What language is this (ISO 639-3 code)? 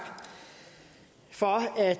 dan